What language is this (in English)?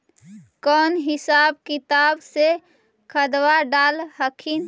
Magahi